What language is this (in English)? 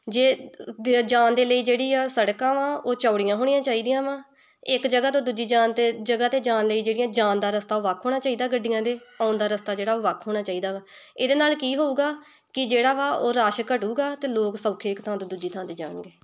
Punjabi